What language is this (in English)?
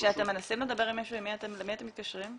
Hebrew